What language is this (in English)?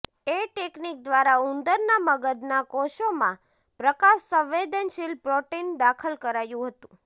Gujarati